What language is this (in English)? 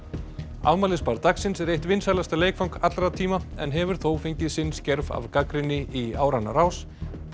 Icelandic